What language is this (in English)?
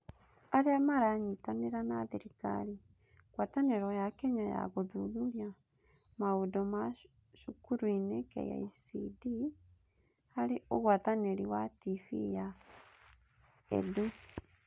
Kikuyu